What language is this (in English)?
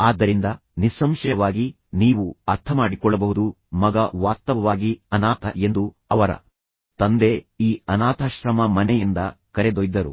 Kannada